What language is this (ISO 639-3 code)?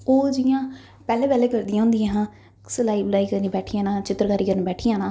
doi